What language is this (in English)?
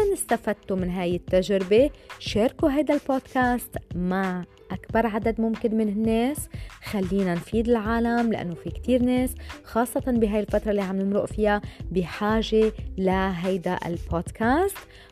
Arabic